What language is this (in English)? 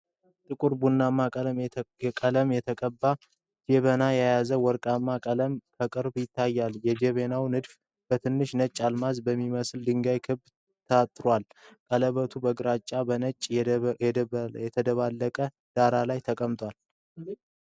Amharic